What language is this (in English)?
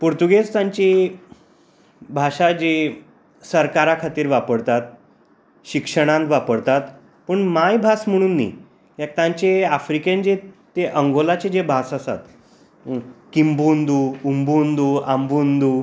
Konkani